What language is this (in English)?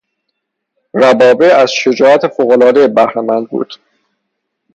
Persian